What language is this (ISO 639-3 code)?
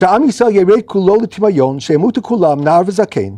heb